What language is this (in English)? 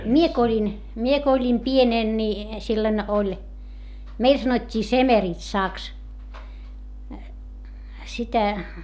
Finnish